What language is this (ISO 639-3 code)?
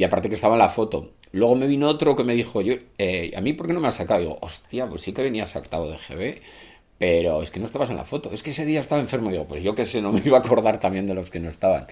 spa